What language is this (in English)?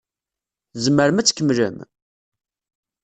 Kabyle